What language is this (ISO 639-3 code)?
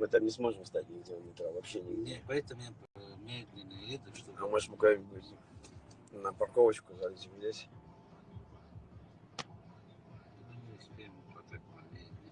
rus